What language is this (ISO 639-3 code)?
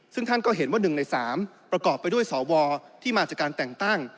tha